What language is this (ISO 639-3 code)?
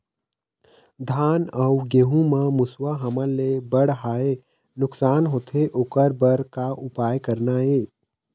hne